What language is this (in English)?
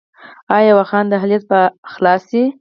Pashto